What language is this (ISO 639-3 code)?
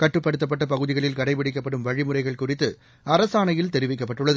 tam